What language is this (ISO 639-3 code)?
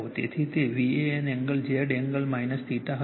guj